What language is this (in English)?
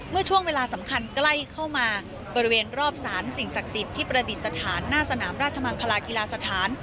Thai